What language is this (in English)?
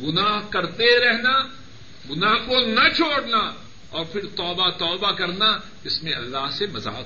Urdu